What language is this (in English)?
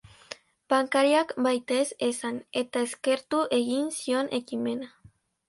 Basque